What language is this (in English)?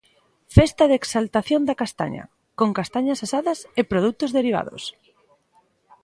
Galician